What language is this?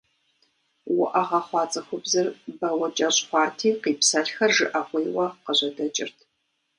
Kabardian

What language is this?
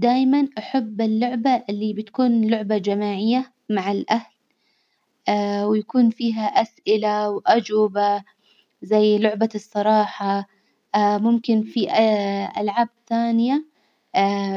Hijazi Arabic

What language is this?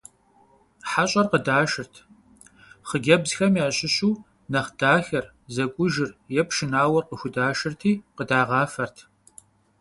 Kabardian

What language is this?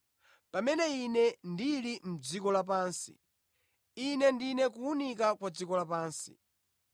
Nyanja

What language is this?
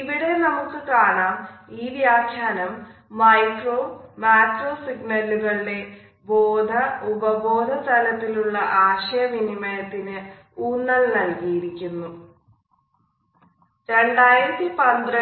Malayalam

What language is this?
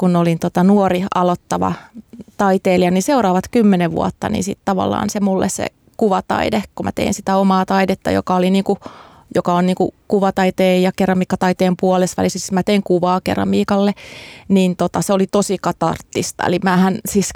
Finnish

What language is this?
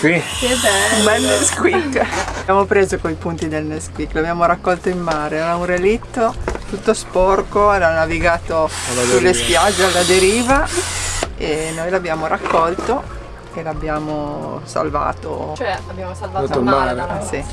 Italian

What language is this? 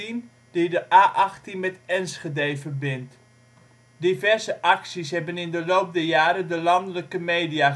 Dutch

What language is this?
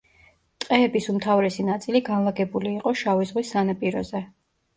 Georgian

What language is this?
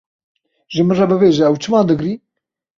Kurdish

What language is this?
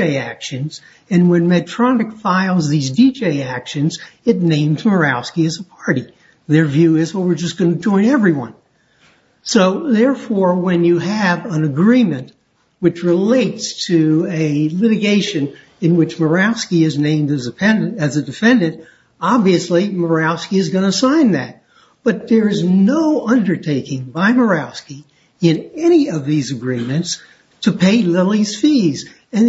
English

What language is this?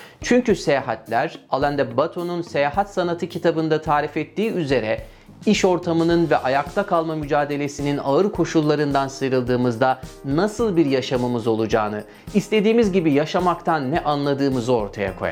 Turkish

